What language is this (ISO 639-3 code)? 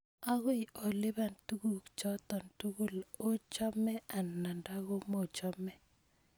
kln